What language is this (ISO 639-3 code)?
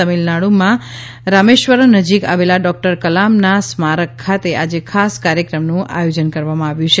guj